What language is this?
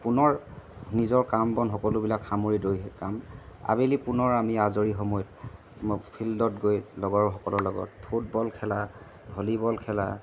Assamese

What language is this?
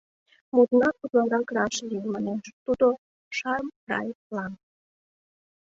Mari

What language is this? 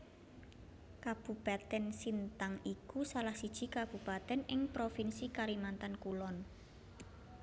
Javanese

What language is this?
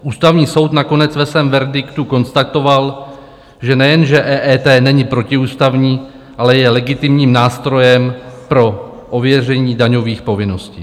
Czech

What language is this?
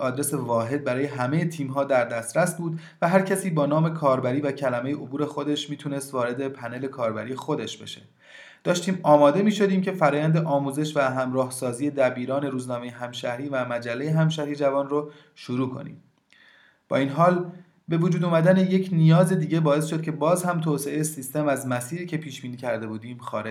Persian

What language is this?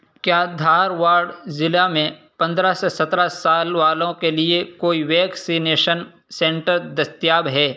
Urdu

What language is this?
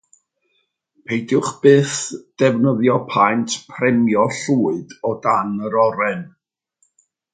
Welsh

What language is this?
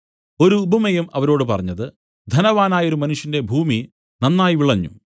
Malayalam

